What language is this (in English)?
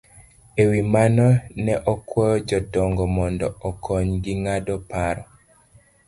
Luo (Kenya and Tanzania)